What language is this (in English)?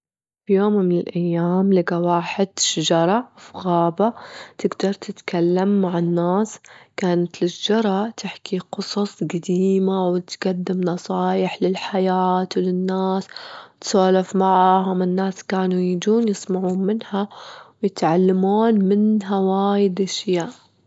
Gulf Arabic